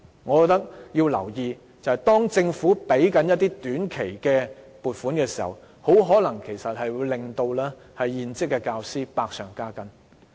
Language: Cantonese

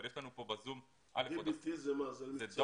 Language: Hebrew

